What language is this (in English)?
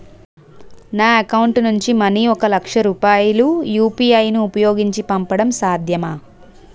Telugu